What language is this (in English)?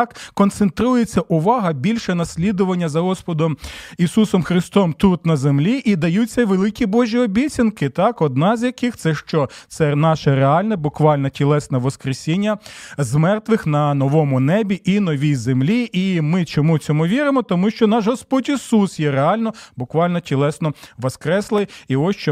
Ukrainian